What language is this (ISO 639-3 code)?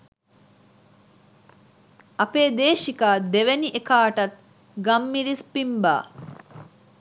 sin